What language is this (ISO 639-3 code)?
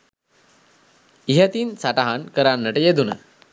sin